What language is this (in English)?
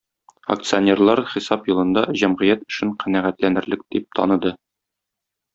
Tatar